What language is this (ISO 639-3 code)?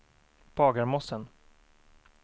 swe